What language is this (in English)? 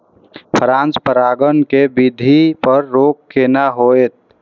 Maithili